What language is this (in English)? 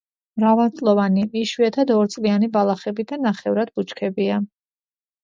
Georgian